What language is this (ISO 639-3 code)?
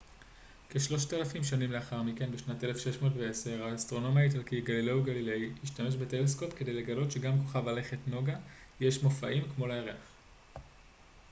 heb